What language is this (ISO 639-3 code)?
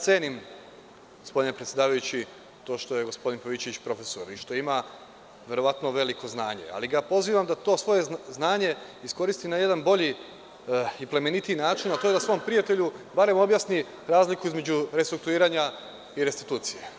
srp